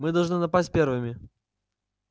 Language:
Russian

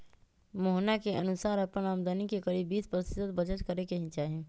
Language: Magahi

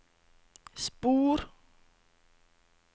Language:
Norwegian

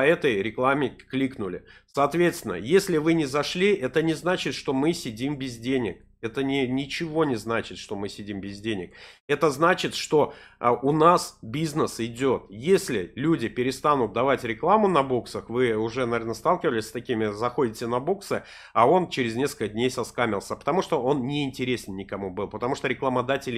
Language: Russian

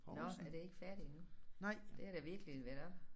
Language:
Danish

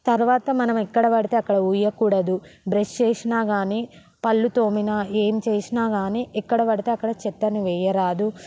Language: Telugu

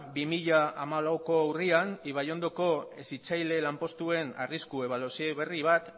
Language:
Basque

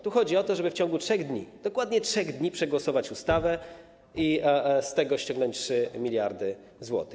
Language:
Polish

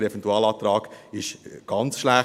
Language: Swiss German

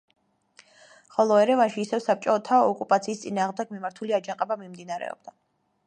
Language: Georgian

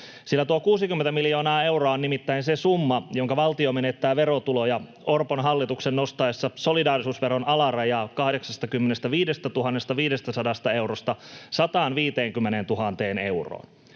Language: Finnish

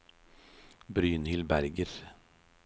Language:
Norwegian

